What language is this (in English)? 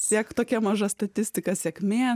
Lithuanian